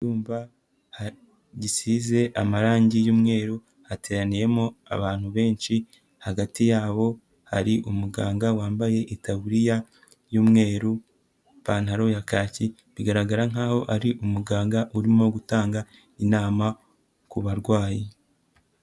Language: Kinyarwanda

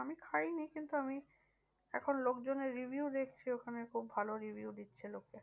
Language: Bangla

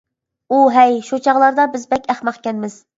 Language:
Uyghur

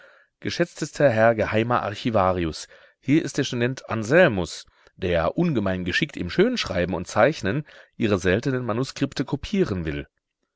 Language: German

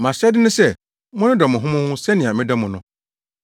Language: Akan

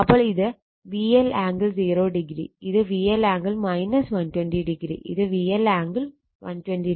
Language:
Malayalam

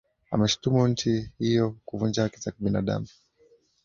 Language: Swahili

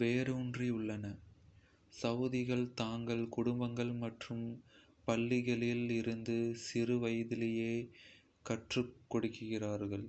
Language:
Kota (India)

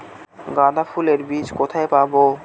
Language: Bangla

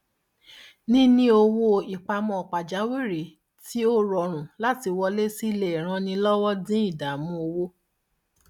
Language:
Yoruba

